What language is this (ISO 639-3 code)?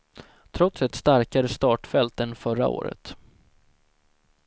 swe